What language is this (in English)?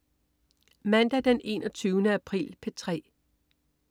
Danish